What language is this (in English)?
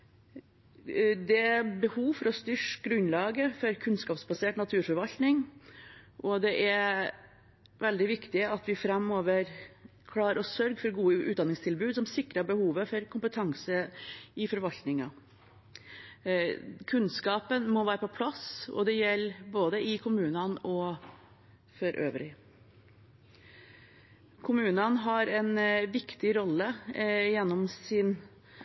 Norwegian Bokmål